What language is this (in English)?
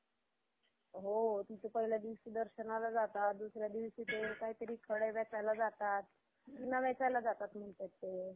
Marathi